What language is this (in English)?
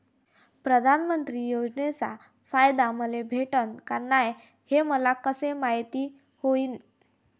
Marathi